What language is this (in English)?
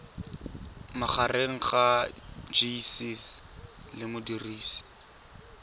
Tswana